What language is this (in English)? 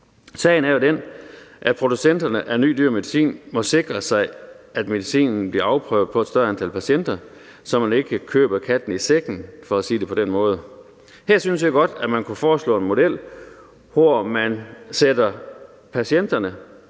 Danish